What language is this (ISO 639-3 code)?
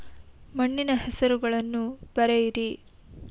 kan